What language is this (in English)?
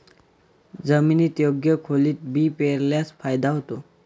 Marathi